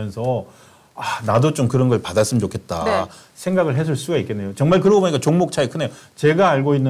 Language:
Korean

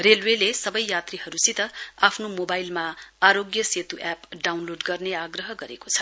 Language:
Nepali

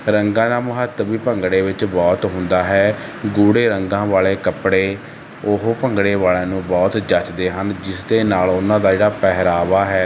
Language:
Punjabi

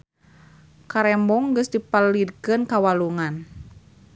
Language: Sundanese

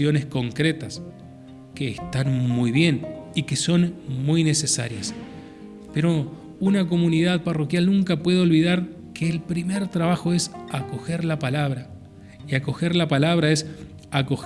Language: Spanish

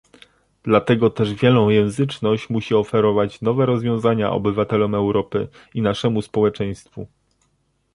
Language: Polish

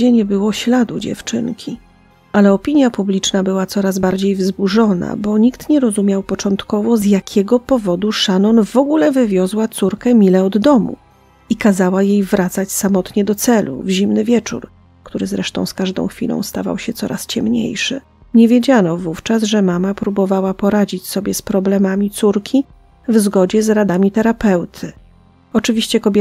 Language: Polish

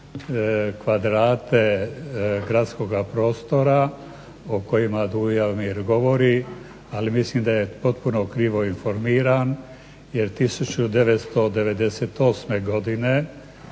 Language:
Croatian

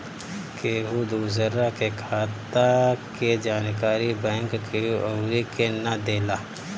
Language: Bhojpuri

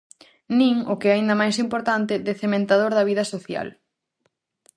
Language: Galician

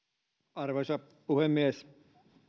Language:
Finnish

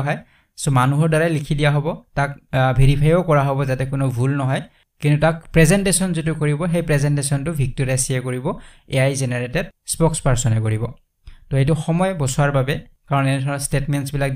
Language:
Bangla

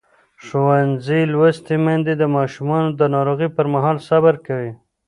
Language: Pashto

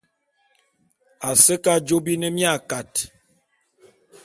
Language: Bulu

